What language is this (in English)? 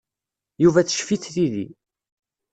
Kabyle